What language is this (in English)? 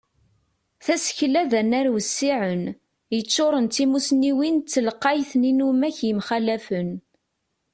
Kabyle